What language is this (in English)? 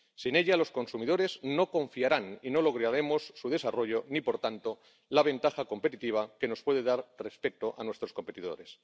Spanish